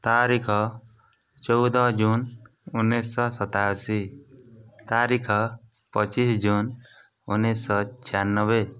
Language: Odia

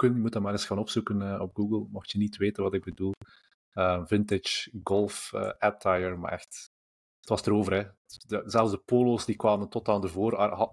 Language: Dutch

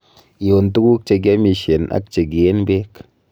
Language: Kalenjin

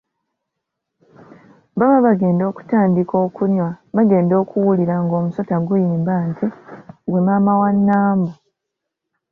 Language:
Ganda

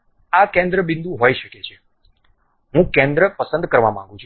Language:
Gujarati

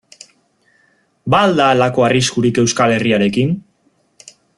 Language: Basque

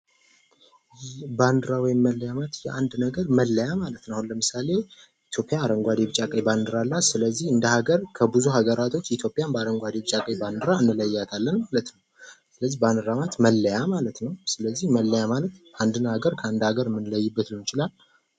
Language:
Amharic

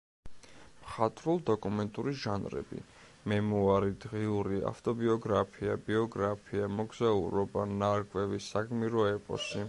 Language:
Georgian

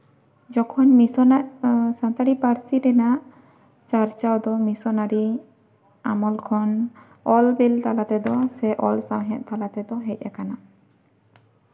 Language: Santali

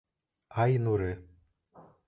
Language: Bashkir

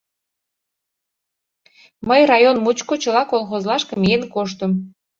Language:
Mari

